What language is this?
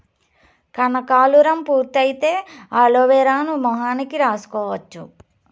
Telugu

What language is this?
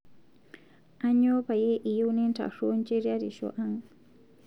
Masai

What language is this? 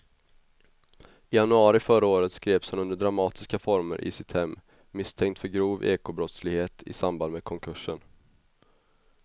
Swedish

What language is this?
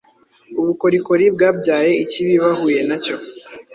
Kinyarwanda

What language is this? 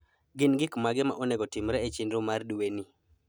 Luo (Kenya and Tanzania)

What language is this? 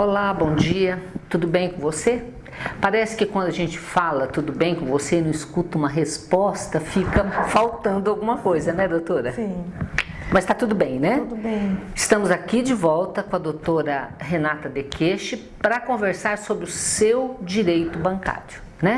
Portuguese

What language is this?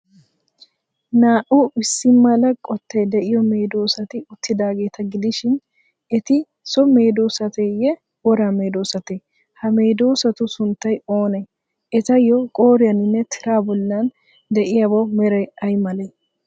Wolaytta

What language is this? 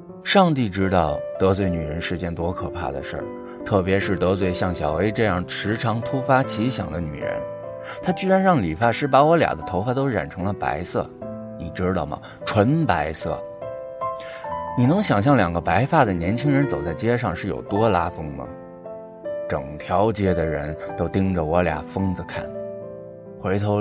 Chinese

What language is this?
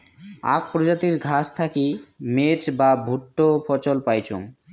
Bangla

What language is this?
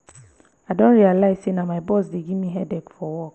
Nigerian Pidgin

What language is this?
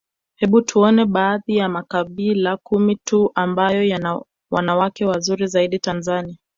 Swahili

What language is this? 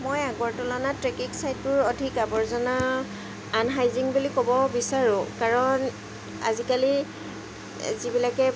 Assamese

